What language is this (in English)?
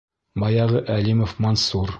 Bashkir